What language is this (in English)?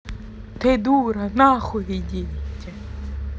Russian